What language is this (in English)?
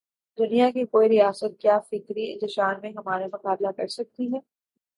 Urdu